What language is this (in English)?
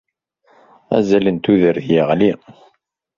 Kabyle